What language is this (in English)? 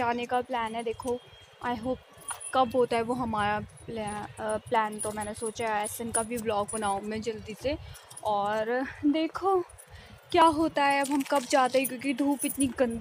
Hindi